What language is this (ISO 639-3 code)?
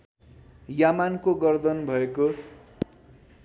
nep